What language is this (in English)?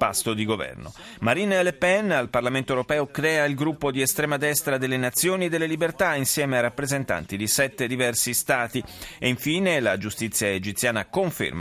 Italian